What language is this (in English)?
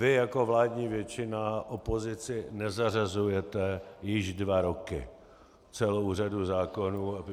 Czech